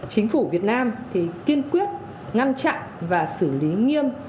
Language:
Vietnamese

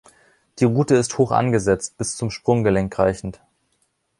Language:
German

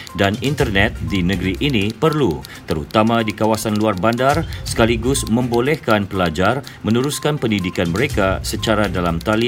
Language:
Malay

